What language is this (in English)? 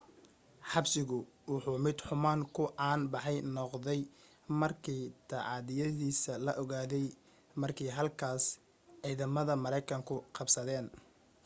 Somali